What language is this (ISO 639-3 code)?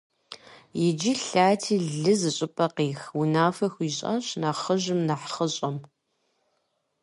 kbd